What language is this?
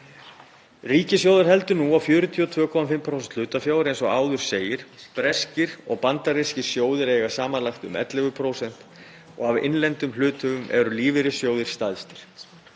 Icelandic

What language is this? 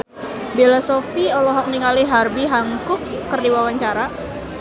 Sundanese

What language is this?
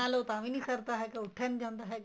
Punjabi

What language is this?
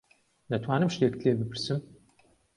Central Kurdish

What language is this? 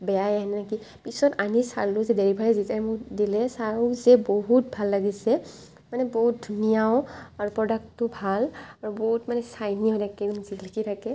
Assamese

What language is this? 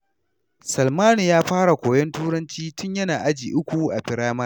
Hausa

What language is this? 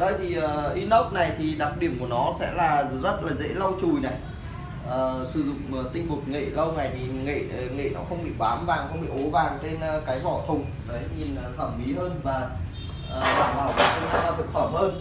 Vietnamese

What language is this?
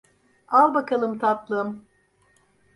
Turkish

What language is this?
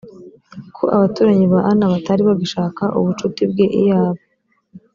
Kinyarwanda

